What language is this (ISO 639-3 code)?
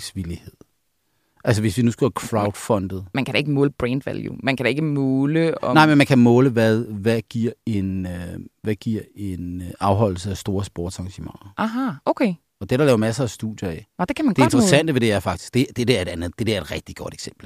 dan